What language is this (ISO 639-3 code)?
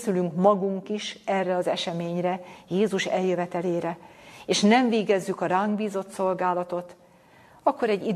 hun